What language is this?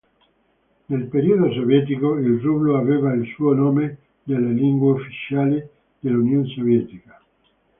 Italian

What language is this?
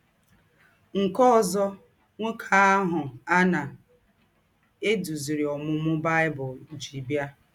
Igbo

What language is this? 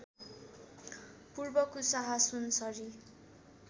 Nepali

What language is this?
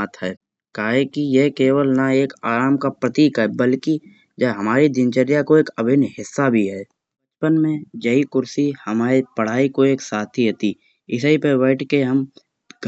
Kanauji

